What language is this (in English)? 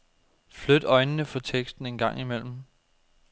Danish